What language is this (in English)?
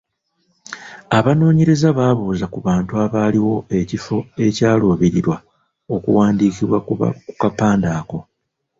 Ganda